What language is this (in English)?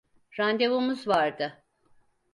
Turkish